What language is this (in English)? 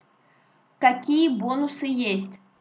Russian